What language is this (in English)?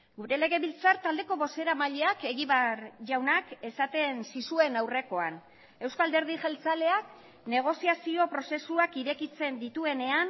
Basque